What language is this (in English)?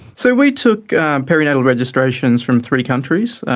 English